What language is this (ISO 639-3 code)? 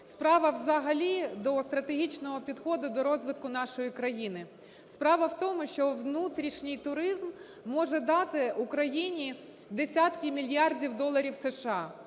ukr